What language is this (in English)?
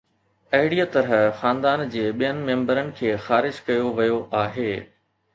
Sindhi